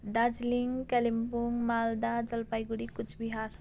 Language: Nepali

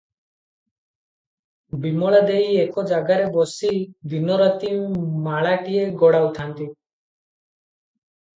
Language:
Odia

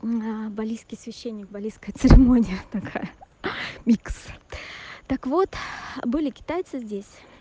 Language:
Russian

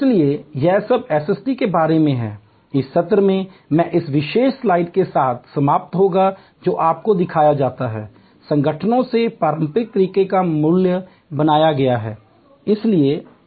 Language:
Hindi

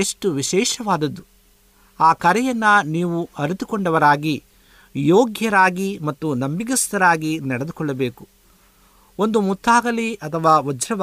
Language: Kannada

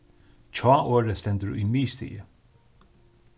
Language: Faroese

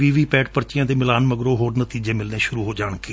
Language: Punjabi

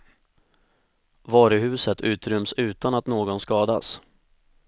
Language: Swedish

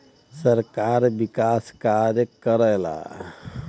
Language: Bhojpuri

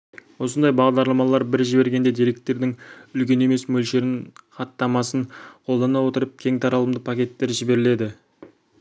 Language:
Kazakh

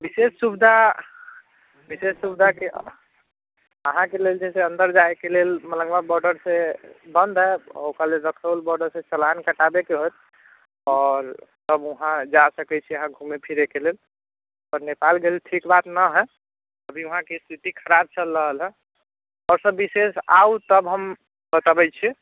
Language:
Maithili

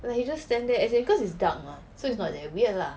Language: English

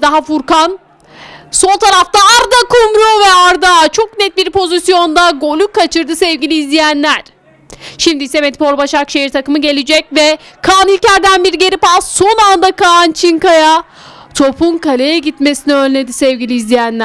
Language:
Turkish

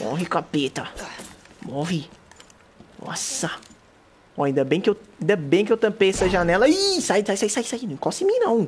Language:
Portuguese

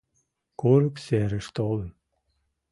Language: Mari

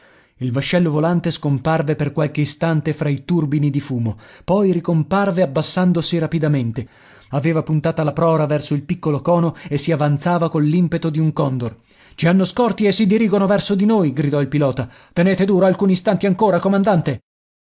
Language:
Italian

